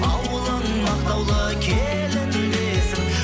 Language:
Kazakh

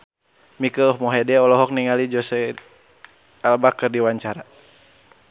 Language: Sundanese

